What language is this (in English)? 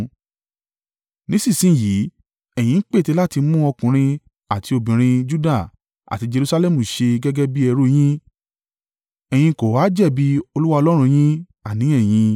Yoruba